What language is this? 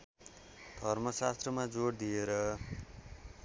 Nepali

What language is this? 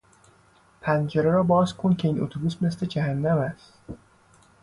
Persian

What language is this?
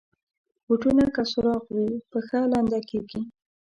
Pashto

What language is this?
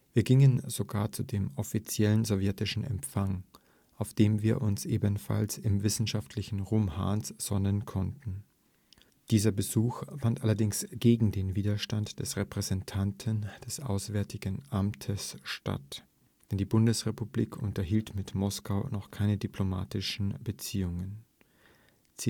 German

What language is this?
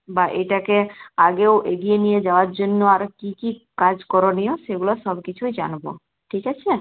Bangla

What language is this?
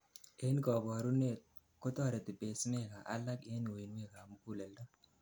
Kalenjin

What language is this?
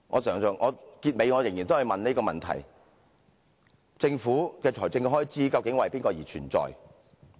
Cantonese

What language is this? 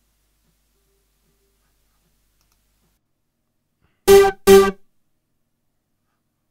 Norwegian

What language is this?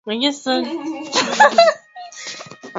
Swahili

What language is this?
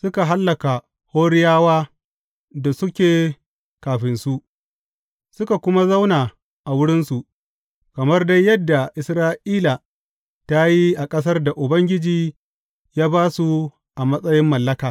Hausa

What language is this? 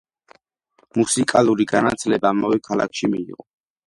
Georgian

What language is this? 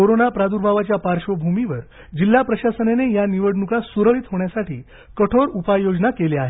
Marathi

